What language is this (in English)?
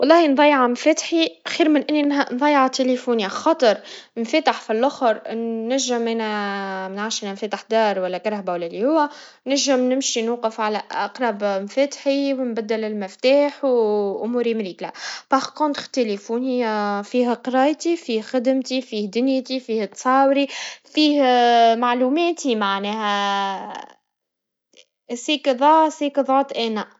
Tunisian Arabic